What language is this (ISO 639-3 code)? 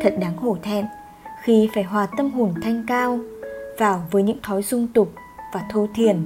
vie